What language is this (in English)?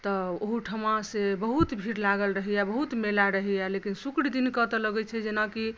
Maithili